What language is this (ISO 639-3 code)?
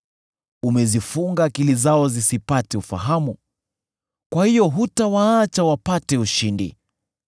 swa